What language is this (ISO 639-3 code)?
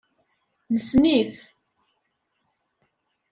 kab